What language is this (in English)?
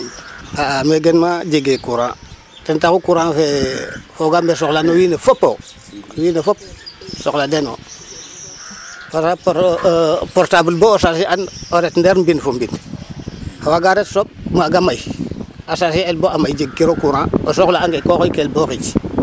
Serer